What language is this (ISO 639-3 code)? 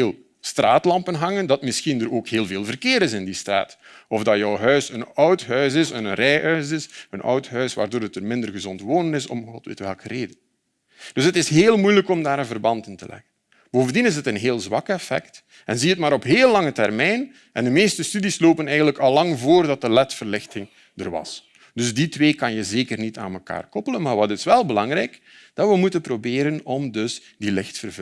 nld